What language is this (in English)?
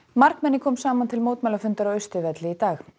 Icelandic